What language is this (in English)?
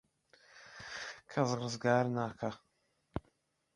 Central Kurdish